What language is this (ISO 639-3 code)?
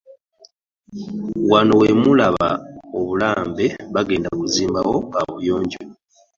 lug